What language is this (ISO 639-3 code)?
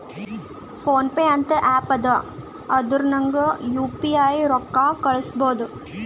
kan